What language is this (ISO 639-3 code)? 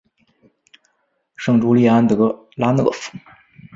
zho